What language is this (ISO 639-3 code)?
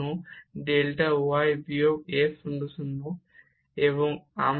ben